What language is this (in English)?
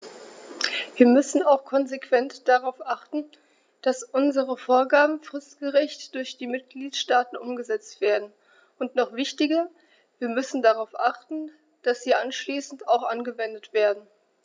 German